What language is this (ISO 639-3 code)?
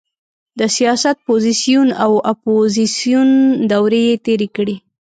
pus